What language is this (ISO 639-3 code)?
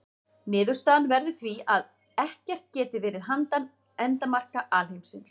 isl